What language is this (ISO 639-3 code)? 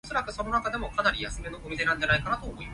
yue